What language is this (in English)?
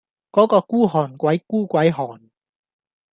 Cantonese